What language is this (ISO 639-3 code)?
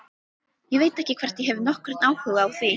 isl